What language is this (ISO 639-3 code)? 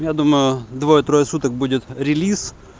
rus